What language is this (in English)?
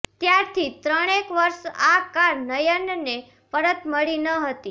Gujarati